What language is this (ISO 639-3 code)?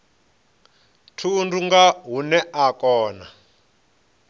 ven